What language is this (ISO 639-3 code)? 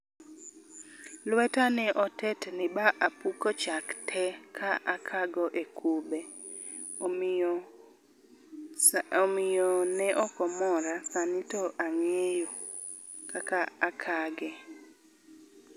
luo